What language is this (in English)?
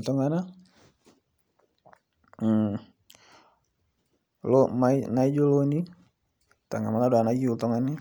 Masai